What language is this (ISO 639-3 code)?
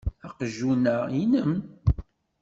kab